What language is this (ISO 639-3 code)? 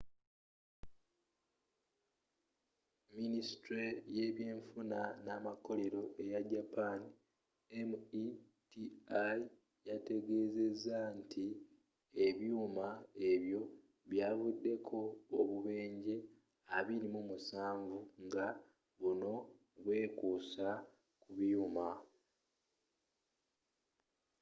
lug